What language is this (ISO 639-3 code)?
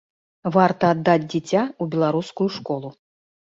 bel